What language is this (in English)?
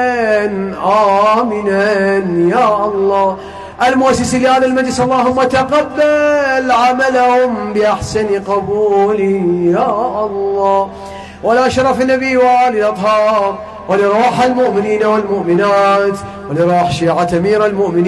Arabic